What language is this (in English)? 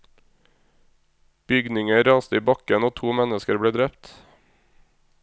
Norwegian